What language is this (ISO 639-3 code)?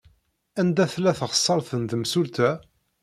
kab